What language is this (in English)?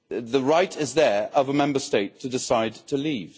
English